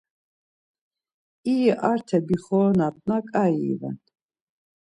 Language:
Laz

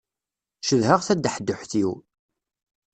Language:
Kabyle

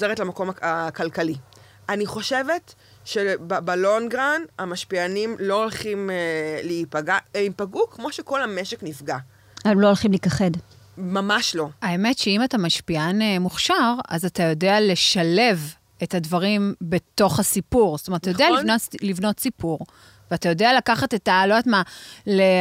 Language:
Hebrew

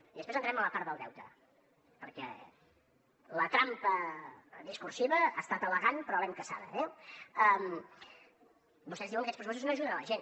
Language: Catalan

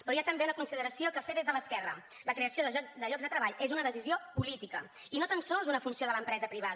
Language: Catalan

